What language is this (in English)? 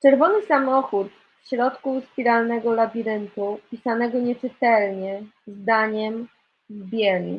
Polish